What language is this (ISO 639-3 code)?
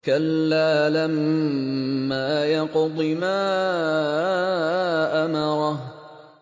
ara